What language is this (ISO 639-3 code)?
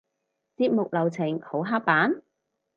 yue